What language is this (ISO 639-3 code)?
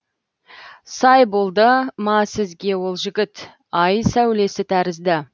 kaz